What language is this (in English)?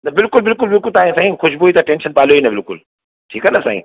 Sindhi